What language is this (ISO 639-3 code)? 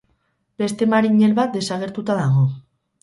eus